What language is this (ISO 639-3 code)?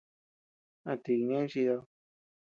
cux